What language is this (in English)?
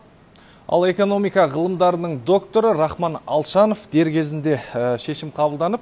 Kazakh